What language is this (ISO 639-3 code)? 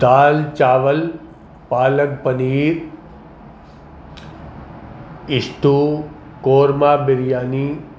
urd